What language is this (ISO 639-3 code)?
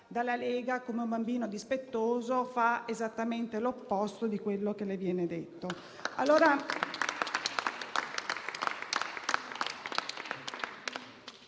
ita